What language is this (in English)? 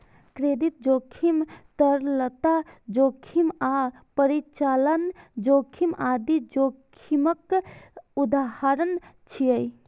Maithili